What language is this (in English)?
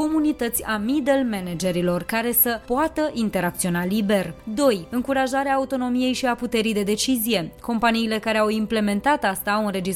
Romanian